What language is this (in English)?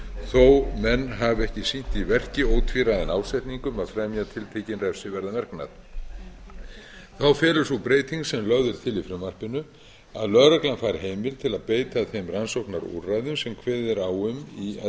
Icelandic